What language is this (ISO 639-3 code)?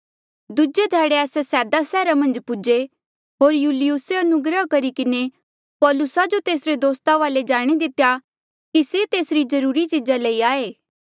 mjl